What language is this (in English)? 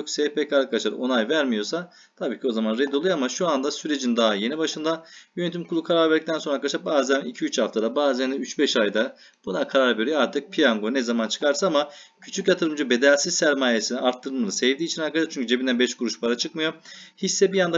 Turkish